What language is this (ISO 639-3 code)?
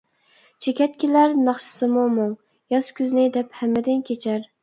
uig